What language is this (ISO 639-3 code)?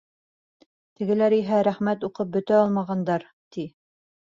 bak